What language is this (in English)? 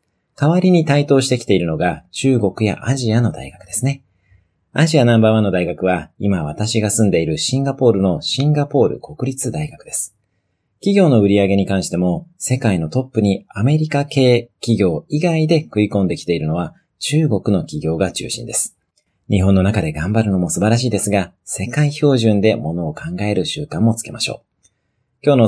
Japanese